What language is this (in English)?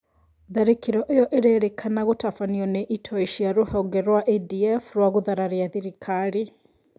Kikuyu